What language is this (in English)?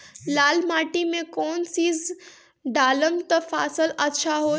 Bhojpuri